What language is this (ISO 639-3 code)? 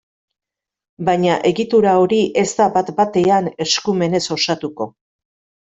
eus